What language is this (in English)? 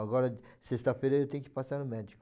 Portuguese